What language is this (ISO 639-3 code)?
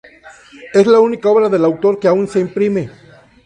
spa